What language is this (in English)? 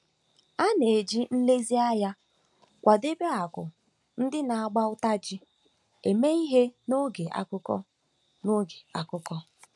Igbo